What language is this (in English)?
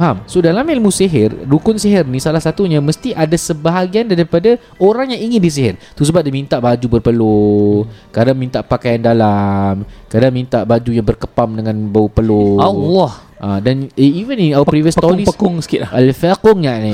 Malay